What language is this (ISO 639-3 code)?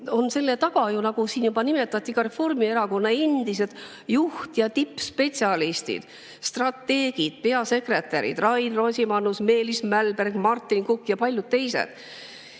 est